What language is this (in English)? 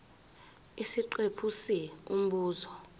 Zulu